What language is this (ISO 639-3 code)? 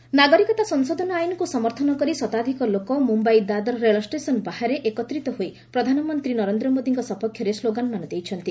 ori